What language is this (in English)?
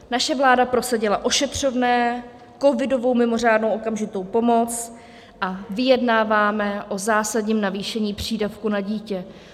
Czech